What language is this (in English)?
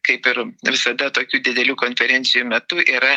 Lithuanian